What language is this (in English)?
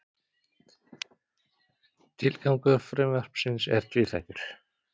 Icelandic